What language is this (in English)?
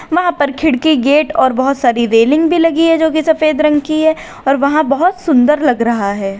Hindi